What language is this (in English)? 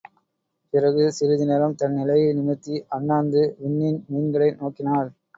Tamil